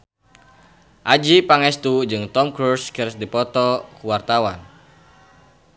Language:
Sundanese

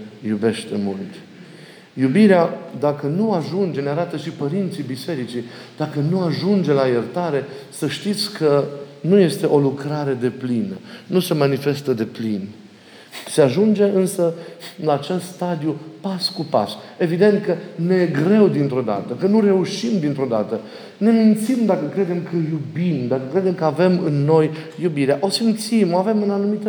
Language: Romanian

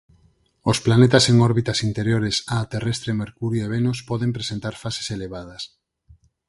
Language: Galician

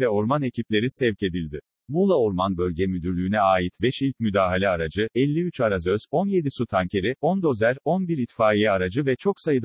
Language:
Turkish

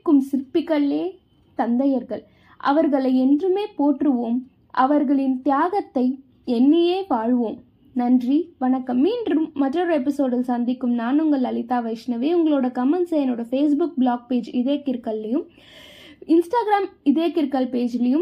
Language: Tamil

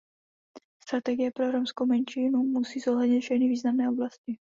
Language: Czech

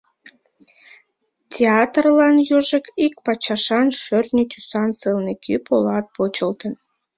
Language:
Mari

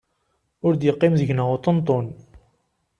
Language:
Kabyle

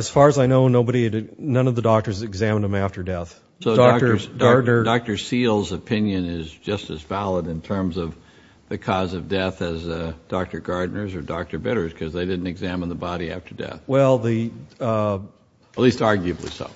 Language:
English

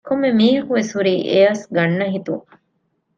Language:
Divehi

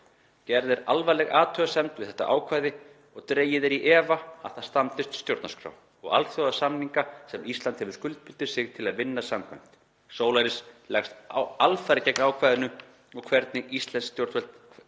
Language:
Icelandic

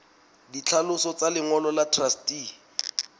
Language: Southern Sotho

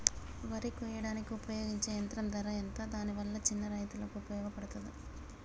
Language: Telugu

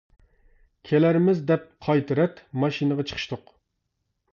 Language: Uyghur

